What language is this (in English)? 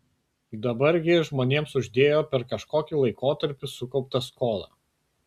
Lithuanian